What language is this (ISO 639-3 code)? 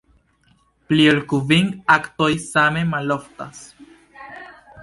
epo